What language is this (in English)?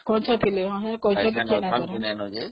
Odia